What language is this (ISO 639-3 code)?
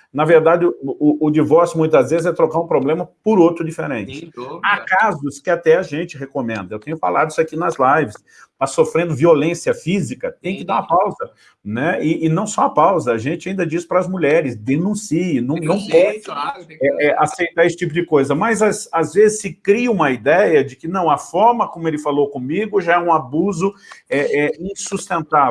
por